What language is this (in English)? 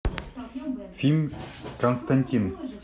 Russian